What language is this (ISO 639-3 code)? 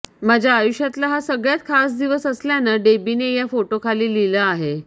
mar